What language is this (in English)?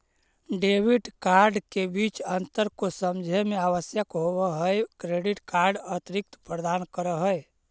Magahi